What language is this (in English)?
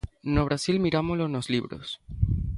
Galician